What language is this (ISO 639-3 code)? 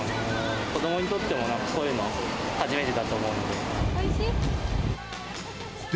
jpn